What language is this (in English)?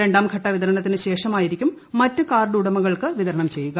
Malayalam